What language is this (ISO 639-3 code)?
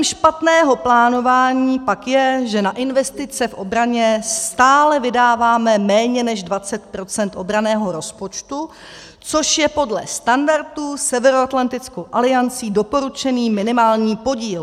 ces